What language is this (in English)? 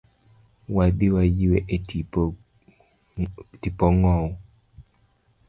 Luo (Kenya and Tanzania)